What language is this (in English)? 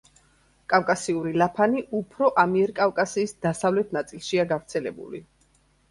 Georgian